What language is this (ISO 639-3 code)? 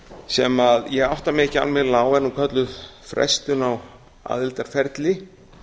isl